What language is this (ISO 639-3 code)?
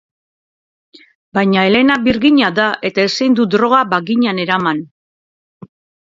eus